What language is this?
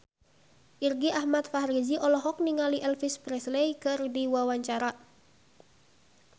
Sundanese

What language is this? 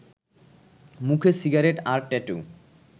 Bangla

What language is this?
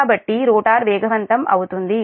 Telugu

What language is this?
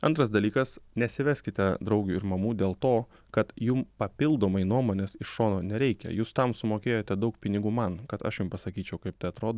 Lithuanian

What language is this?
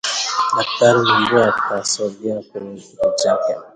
Swahili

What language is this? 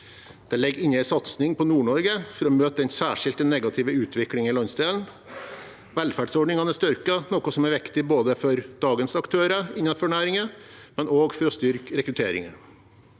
Norwegian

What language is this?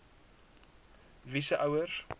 Afrikaans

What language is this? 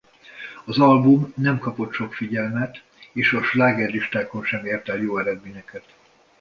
Hungarian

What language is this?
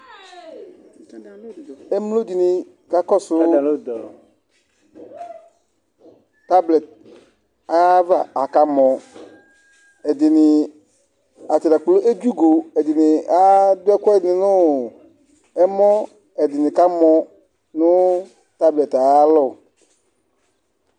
Ikposo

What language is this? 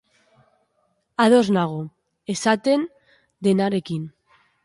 Basque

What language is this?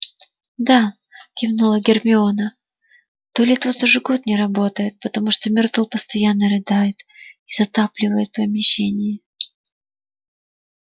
Russian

